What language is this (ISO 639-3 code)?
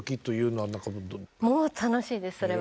jpn